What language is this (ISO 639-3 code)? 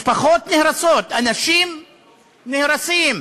heb